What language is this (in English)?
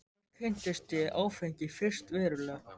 Icelandic